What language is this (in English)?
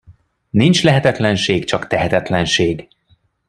Hungarian